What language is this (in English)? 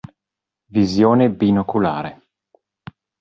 Italian